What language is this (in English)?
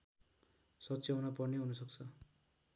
Nepali